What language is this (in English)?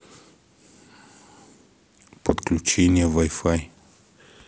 Russian